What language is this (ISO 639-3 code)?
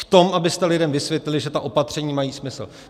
ces